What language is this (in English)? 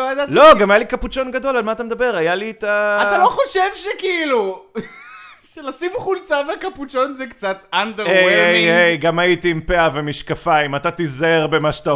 Hebrew